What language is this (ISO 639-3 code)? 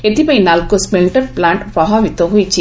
ori